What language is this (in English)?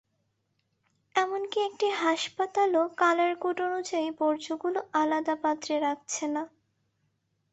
Bangla